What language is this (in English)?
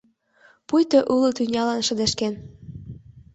Mari